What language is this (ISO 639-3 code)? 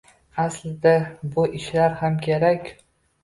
uzb